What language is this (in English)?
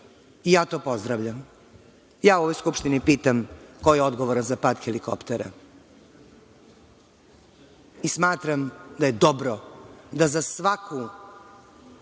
Serbian